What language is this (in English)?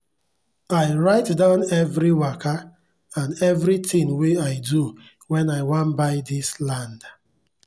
Nigerian Pidgin